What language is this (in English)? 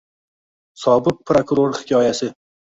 Uzbek